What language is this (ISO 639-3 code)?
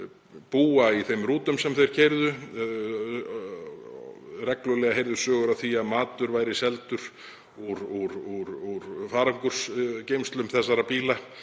isl